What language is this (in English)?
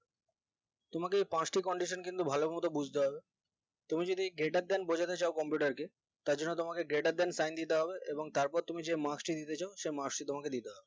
Bangla